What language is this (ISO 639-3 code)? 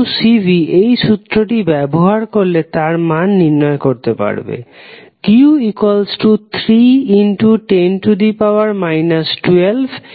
ben